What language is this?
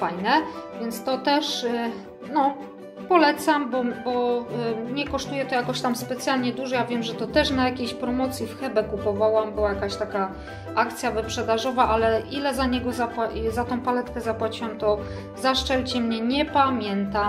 Polish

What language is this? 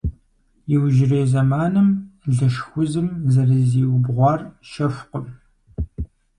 Kabardian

